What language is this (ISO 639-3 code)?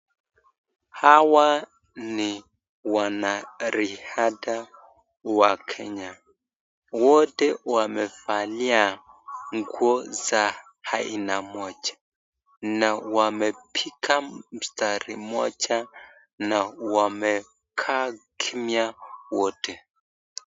swa